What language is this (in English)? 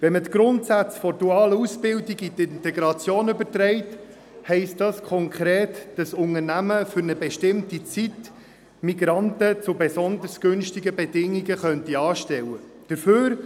Swiss German